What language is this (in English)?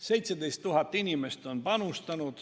Estonian